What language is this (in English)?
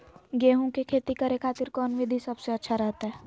Magahi